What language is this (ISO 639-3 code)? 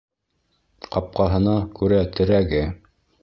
bak